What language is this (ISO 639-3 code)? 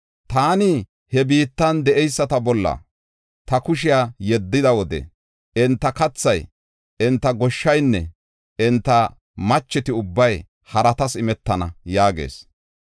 gof